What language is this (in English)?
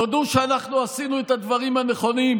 Hebrew